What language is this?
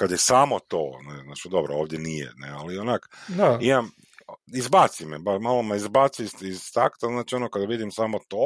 Croatian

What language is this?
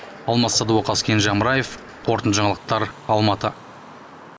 Kazakh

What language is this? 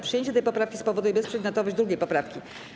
Polish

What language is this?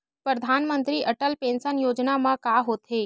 Chhattisgarhi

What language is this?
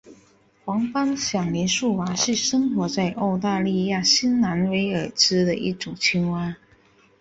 Chinese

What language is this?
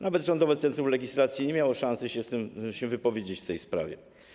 Polish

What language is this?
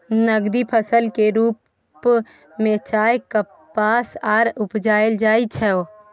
Maithili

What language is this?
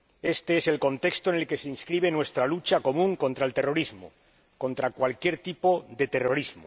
Spanish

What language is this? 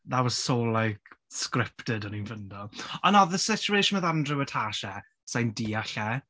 Welsh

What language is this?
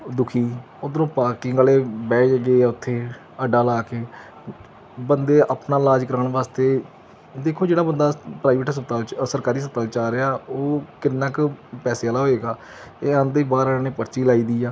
Punjabi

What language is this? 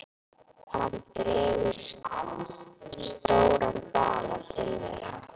Icelandic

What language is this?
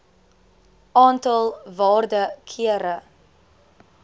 Afrikaans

